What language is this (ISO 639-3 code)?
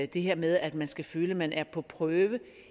dan